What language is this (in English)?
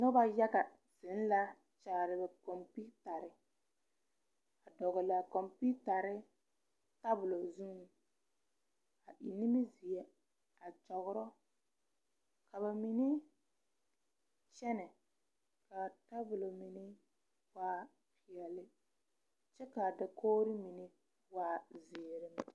Southern Dagaare